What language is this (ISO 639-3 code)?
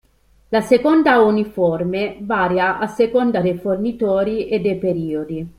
ita